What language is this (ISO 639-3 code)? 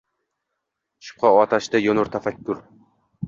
uzb